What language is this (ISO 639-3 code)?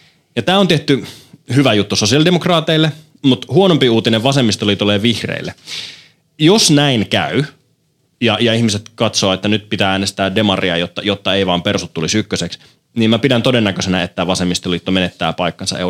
fin